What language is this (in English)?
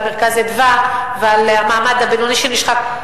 Hebrew